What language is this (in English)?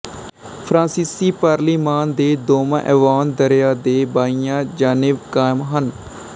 Punjabi